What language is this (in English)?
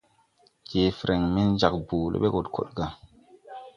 Tupuri